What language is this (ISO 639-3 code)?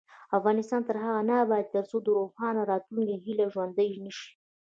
pus